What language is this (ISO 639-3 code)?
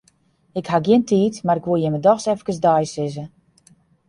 fry